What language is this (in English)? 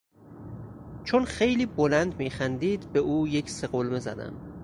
Persian